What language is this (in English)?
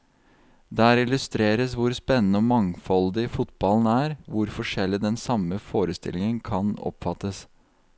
Norwegian